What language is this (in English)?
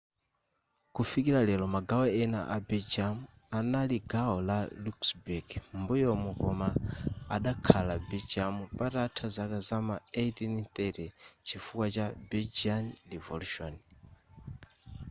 Nyanja